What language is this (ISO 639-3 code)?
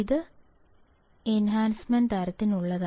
mal